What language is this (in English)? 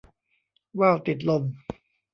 Thai